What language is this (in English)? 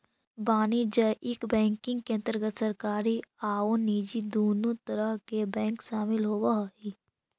Magahi